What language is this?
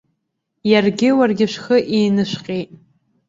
Abkhazian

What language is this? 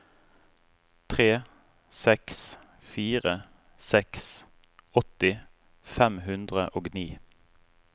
Norwegian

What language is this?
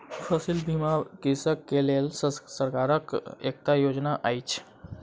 Maithili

